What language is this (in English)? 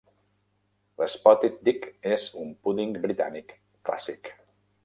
Catalan